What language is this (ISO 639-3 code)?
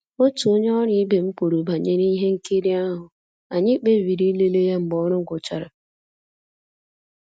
ibo